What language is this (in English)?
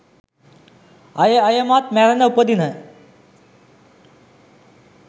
Sinhala